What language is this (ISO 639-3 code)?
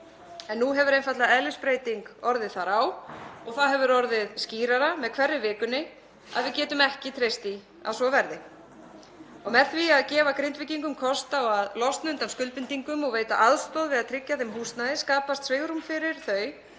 isl